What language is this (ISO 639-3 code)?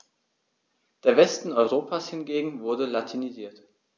deu